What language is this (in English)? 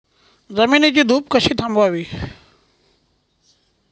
Marathi